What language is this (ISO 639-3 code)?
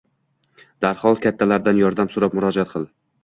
uzb